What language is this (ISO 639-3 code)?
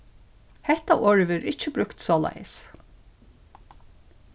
fao